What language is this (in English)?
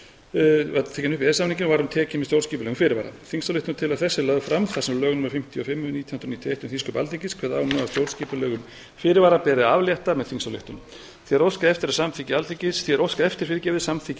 Icelandic